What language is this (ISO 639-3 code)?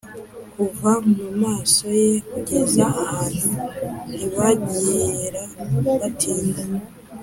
kin